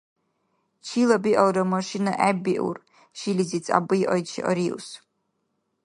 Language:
Dargwa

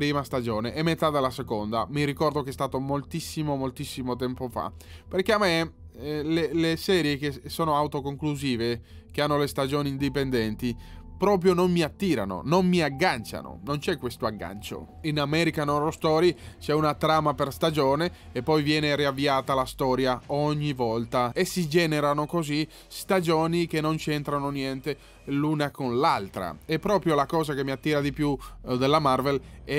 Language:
Italian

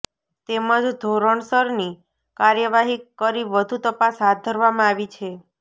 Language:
Gujarati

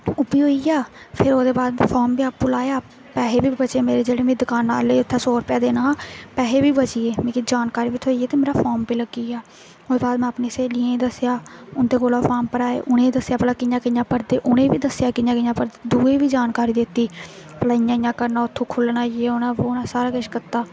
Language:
Dogri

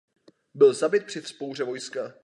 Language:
Czech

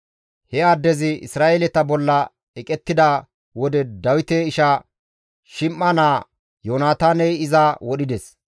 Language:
Gamo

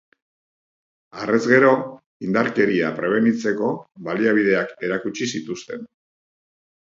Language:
Basque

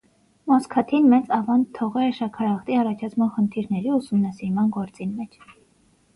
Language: Armenian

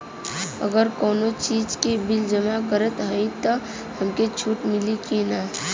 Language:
Bhojpuri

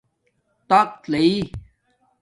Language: Domaaki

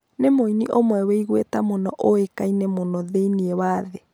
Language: Kikuyu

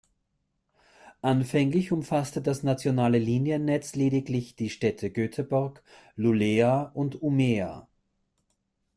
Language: German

